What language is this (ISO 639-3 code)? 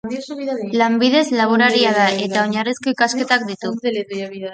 eus